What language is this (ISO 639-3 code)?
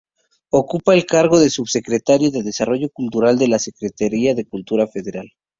spa